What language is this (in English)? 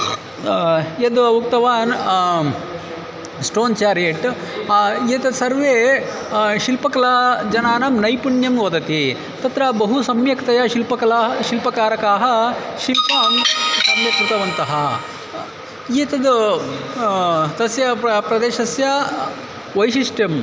Sanskrit